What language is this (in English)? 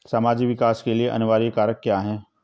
Hindi